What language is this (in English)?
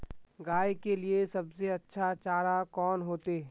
Magahi